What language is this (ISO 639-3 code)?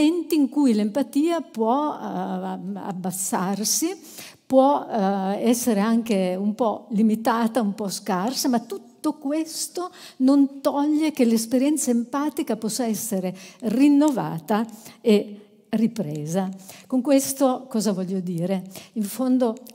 ita